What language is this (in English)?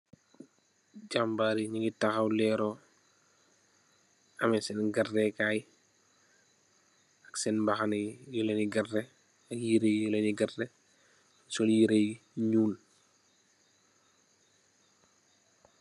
Wolof